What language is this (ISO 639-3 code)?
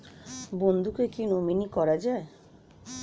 ben